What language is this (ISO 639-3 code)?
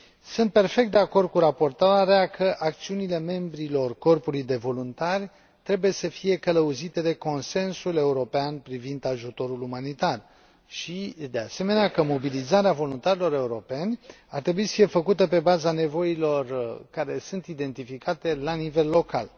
ron